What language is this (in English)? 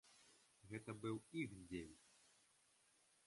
Belarusian